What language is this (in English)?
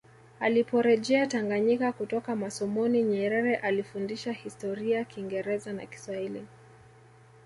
Swahili